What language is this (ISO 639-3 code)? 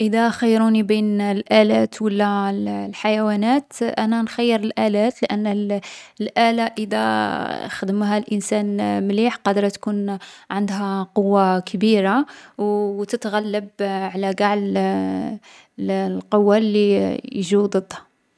arq